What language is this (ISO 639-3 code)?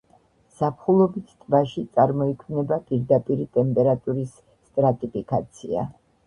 kat